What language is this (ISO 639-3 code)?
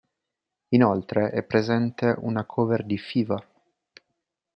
ita